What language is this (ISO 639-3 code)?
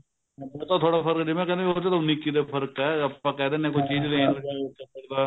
pan